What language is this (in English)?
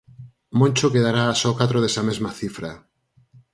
Galician